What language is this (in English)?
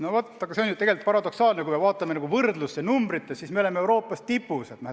Estonian